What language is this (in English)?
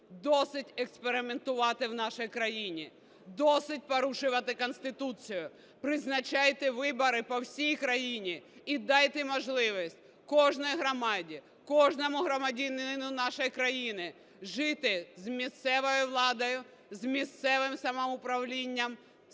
Ukrainian